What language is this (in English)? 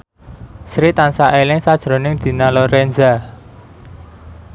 Javanese